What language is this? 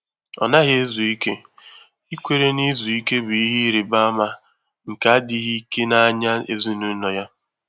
Igbo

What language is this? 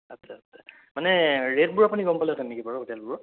Assamese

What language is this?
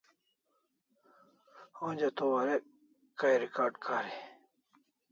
Kalasha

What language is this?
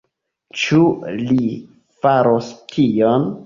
Esperanto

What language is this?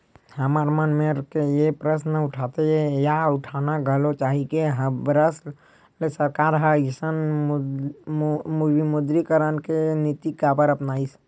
Chhattisgarhi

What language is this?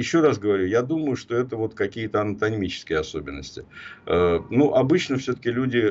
Russian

